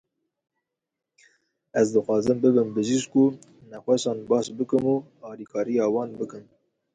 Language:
Kurdish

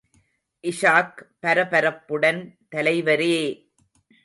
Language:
Tamil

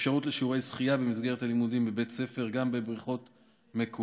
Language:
Hebrew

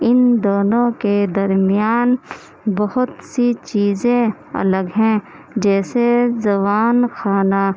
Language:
Urdu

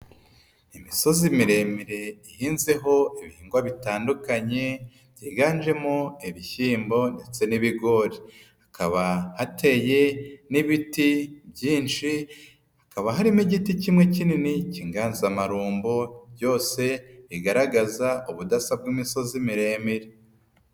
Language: Kinyarwanda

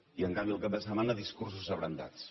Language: Catalan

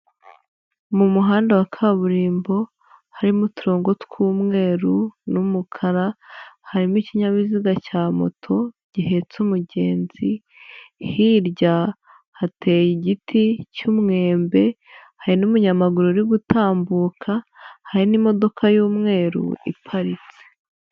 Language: Kinyarwanda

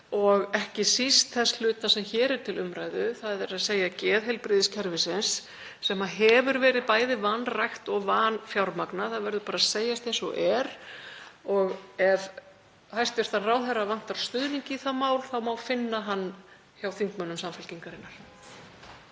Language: Icelandic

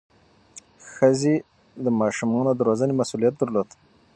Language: Pashto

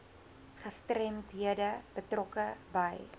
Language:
Afrikaans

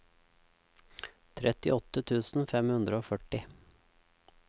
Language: Norwegian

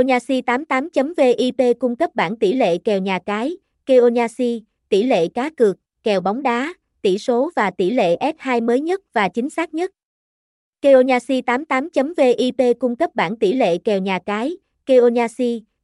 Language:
Vietnamese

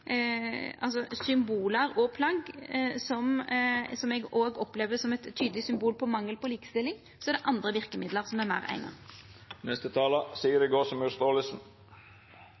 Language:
Norwegian Nynorsk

